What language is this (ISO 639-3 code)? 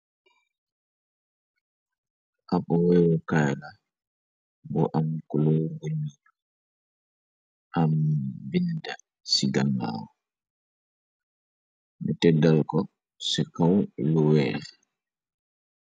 wol